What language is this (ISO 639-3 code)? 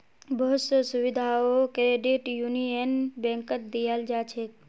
mag